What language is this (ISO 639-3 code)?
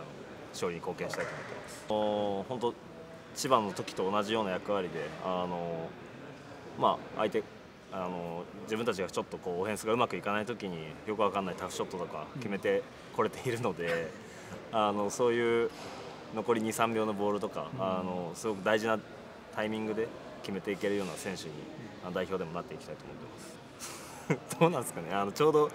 jpn